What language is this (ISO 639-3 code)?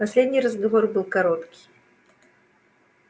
rus